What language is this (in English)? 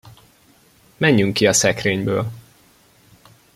Hungarian